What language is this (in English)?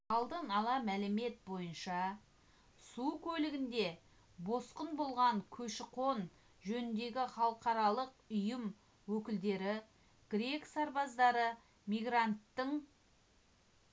Kazakh